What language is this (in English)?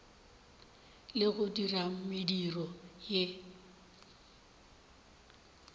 Northern Sotho